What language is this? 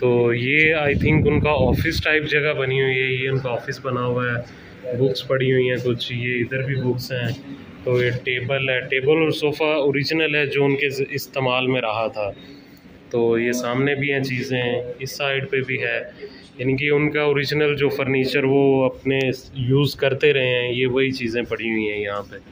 Hindi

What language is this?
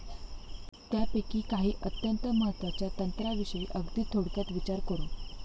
Marathi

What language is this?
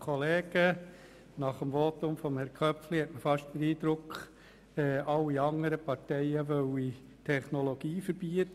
Swiss German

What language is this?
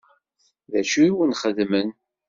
Kabyle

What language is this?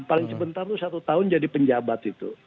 Indonesian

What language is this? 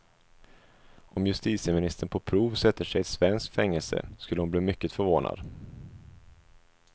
Swedish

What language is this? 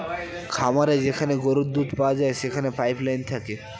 Bangla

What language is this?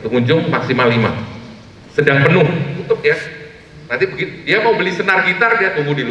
Indonesian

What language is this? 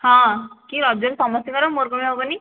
Odia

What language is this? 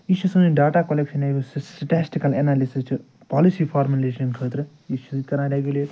Kashmiri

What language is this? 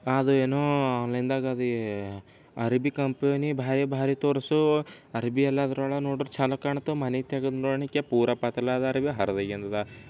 Kannada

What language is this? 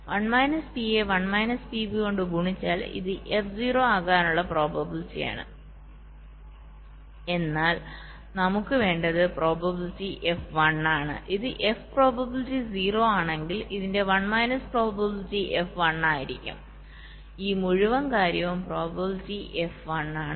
Malayalam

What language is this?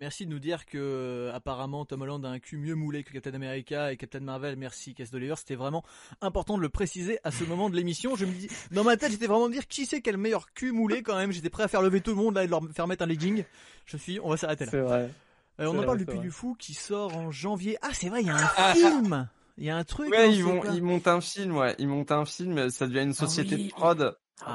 French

